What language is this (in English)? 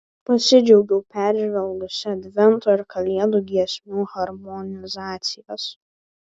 Lithuanian